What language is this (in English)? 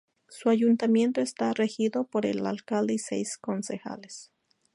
Spanish